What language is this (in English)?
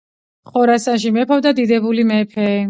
Georgian